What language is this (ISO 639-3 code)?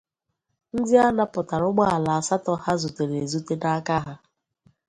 ibo